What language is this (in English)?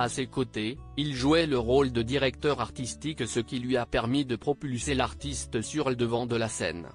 French